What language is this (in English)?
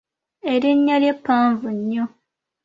Ganda